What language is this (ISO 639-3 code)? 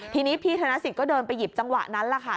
tha